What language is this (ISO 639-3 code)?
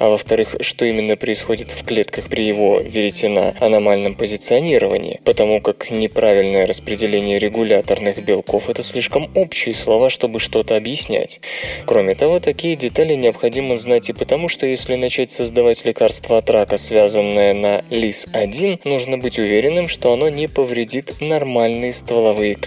rus